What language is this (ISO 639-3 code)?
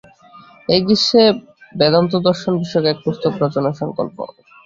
ben